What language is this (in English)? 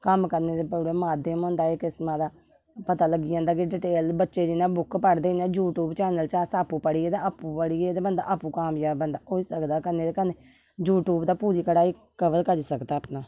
Dogri